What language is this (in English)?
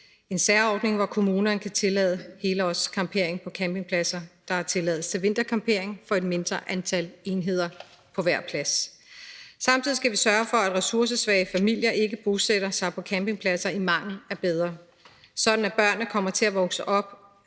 Danish